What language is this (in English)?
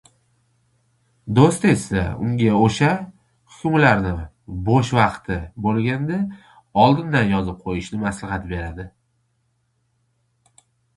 Uzbek